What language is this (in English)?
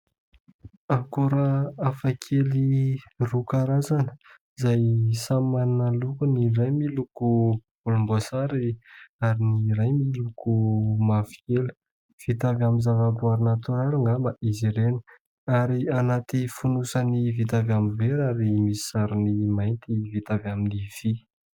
Malagasy